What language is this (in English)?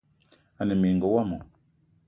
Eton (Cameroon)